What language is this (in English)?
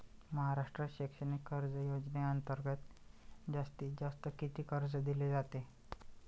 Marathi